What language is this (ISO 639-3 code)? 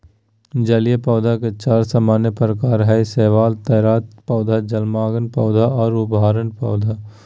mag